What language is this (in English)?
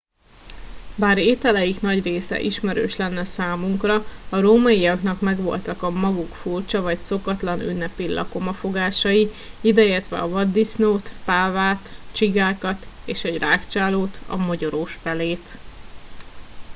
Hungarian